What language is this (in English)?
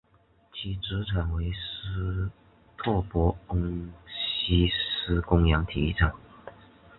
Chinese